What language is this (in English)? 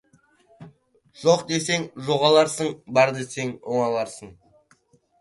Kazakh